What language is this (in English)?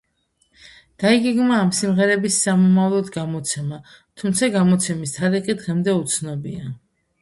Georgian